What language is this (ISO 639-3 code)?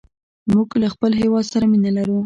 pus